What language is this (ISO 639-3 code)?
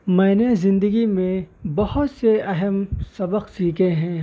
urd